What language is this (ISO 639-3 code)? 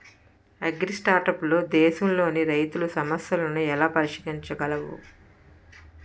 tel